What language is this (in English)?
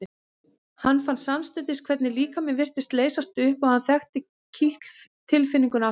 Icelandic